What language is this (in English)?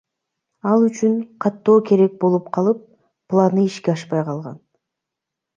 Kyrgyz